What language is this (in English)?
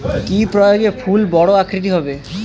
Bangla